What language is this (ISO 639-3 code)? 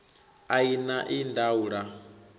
ven